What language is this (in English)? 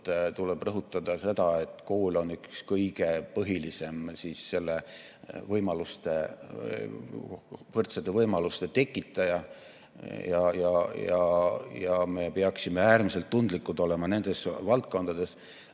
Estonian